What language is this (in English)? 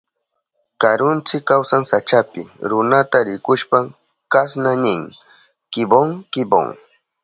Southern Pastaza Quechua